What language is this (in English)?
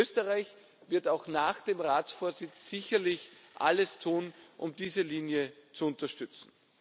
German